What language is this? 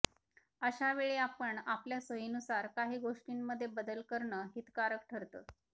Marathi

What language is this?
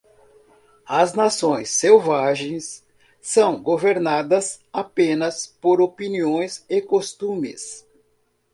Portuguese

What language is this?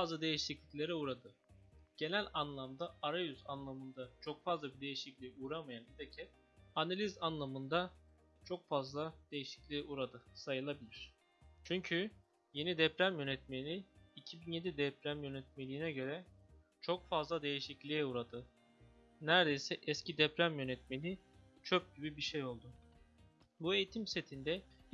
Turkish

